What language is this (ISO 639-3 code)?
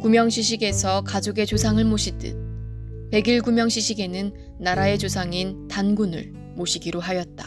kor